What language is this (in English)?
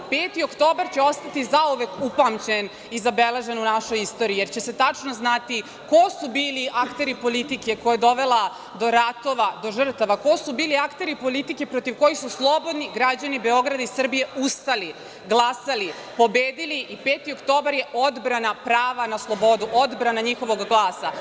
Serbian